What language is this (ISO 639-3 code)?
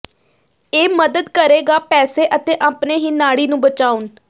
pan